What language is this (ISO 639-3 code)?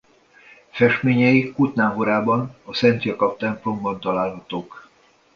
hun